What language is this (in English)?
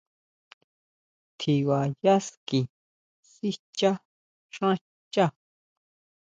Huautla Mazatec